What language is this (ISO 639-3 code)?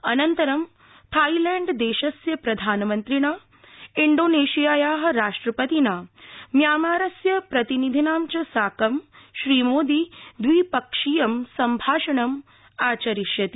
san